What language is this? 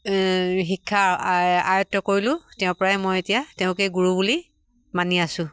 Assamese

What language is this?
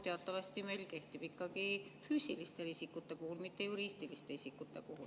Estonian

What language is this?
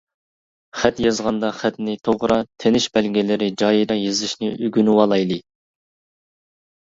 Uyghur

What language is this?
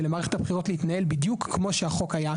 Hebrew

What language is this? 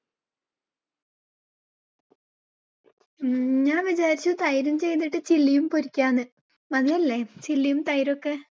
Malayalam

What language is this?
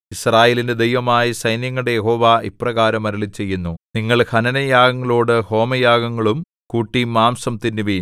Malayalam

